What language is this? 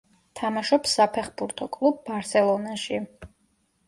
Georgian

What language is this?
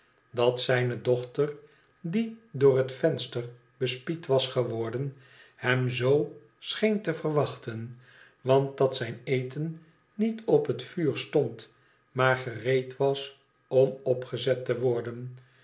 Dutch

